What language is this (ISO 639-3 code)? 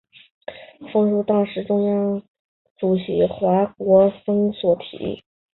zho